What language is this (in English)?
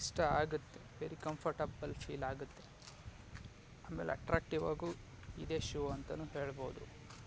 Kannada